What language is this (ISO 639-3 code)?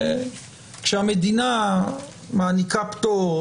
heb